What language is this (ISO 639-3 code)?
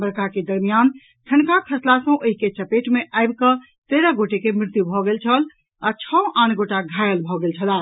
mai